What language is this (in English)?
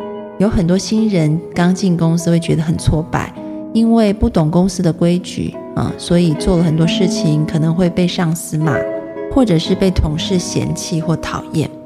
Chinese